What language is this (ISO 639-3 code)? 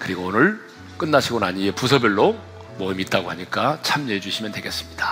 kor